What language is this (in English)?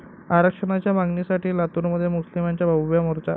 Marathi